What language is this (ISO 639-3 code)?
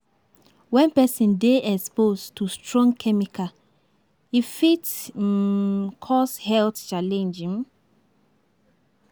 pcm